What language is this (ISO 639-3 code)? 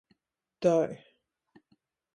ltg